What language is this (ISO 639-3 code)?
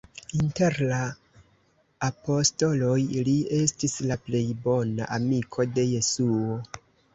epo